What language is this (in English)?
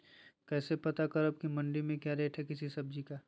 Magahi